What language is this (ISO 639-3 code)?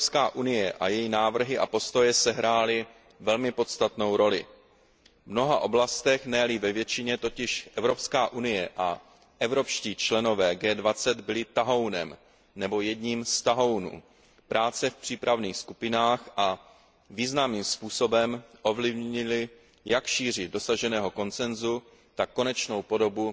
ces